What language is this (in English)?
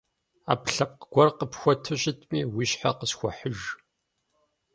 Kabardian